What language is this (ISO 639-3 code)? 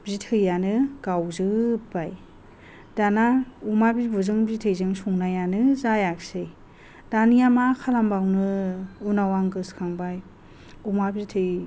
brx